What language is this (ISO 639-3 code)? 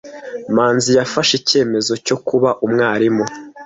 kin